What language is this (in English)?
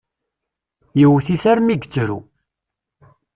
Kabyle